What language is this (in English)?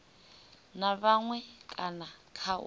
Venda